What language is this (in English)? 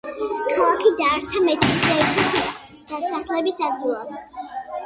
Georgian